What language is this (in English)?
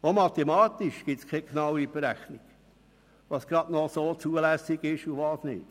Swiss German